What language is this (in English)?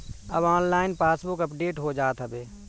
Bhojpuri